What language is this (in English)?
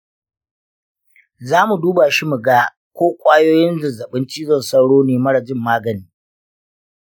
Hausa